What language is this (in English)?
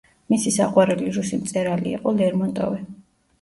Georgian